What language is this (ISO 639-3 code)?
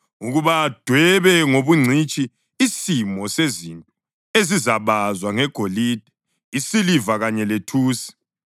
nde